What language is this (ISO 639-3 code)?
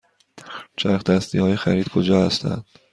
fas